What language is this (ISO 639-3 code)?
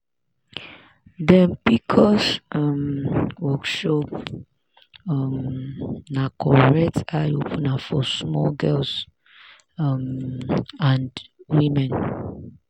pcm